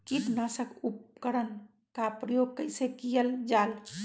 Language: Magahi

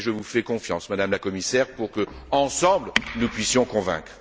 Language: French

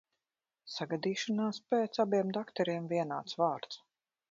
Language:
Latvian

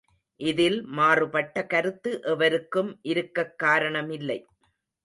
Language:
Tamil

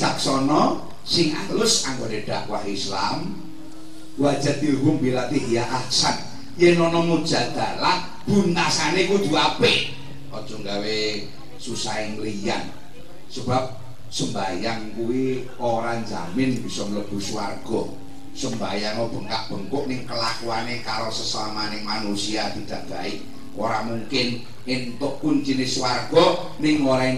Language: Indonesian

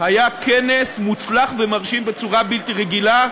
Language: Hebrew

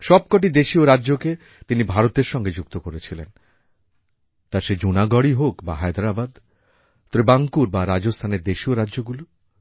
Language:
Bangla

